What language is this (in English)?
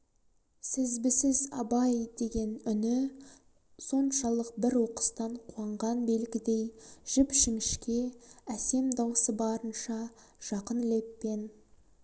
Kazakh